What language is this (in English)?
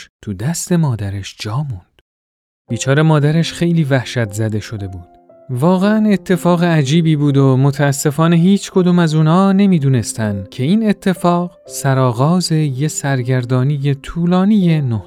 Persian